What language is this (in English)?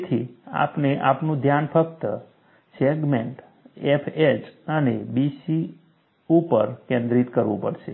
Gujarati